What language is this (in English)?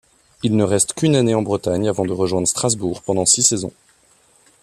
French